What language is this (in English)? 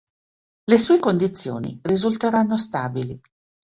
Italian